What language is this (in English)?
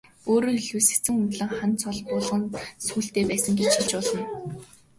Mongolian